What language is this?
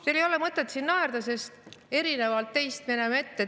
Estonian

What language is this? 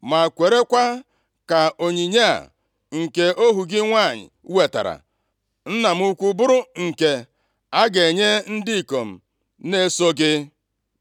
Igbo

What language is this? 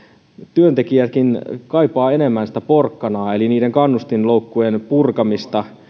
Finnish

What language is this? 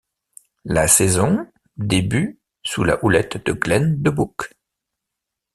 French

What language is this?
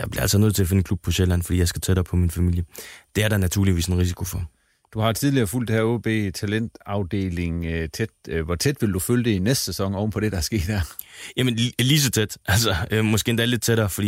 Danish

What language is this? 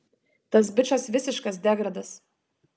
Lithuanian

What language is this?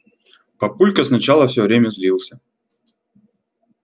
Russian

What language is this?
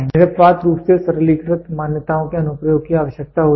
Hindi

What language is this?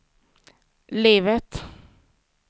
Swedish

